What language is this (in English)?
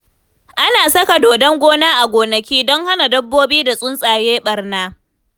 Hausa